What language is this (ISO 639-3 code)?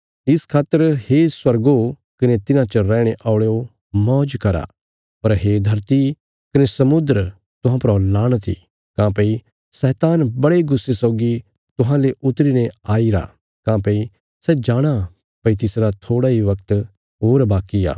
kfs